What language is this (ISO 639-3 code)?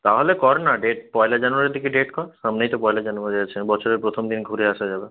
ben